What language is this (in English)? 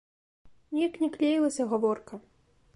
Belarusian